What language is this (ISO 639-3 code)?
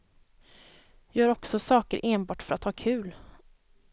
swe